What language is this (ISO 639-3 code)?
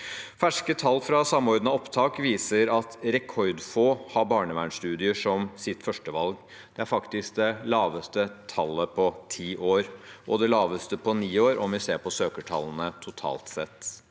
nor